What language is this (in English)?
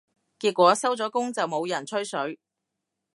Cantonese